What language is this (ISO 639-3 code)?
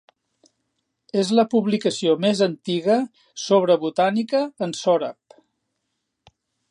cat